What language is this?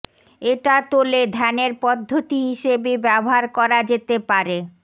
Bangla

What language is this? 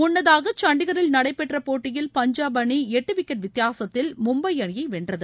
Tamil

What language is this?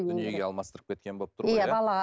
Kazakh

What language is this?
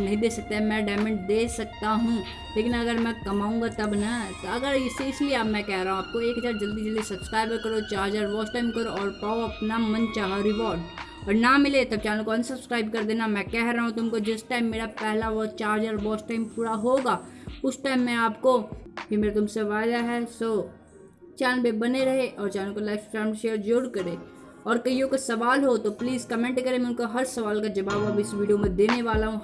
Hindi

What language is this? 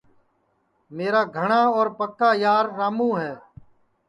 Sansi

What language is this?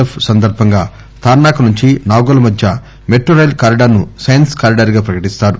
Telugu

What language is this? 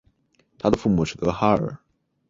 Chinese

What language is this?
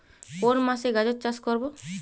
Bangla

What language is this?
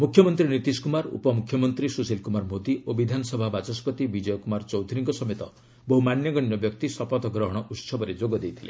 Odia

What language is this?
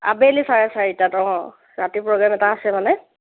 Assamese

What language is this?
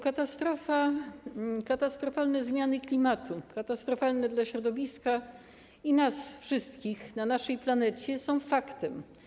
Polish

